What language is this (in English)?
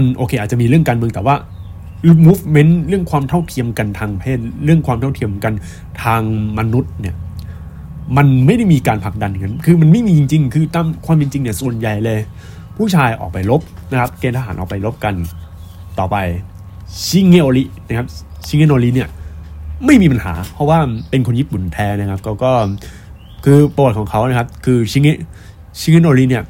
Thai